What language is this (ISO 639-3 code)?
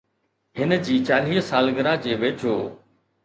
snd